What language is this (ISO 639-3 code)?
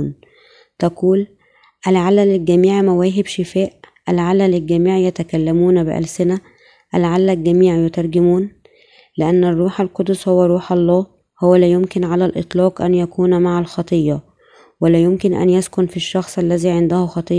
ara